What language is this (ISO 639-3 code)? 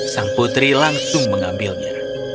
ind